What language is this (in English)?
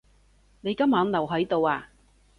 Cantonese